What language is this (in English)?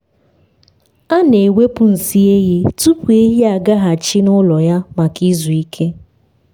Igbo